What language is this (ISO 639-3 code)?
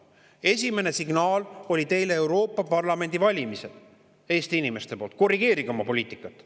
est